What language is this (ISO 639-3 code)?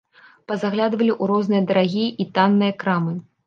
bel